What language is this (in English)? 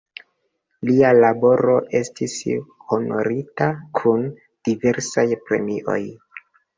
Esperanto